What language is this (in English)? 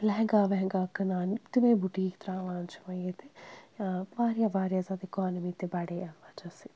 Kashmiri